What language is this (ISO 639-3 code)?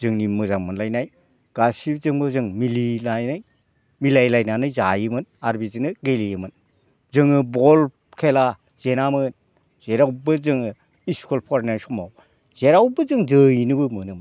brx